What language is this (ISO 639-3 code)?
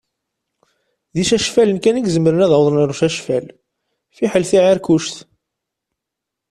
kab